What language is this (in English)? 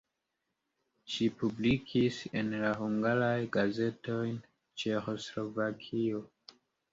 Esperanto